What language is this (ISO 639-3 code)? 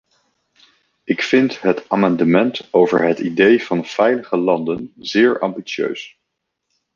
nld